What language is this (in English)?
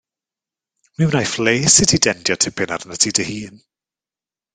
Welsh